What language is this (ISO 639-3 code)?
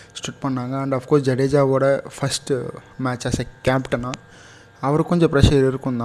tam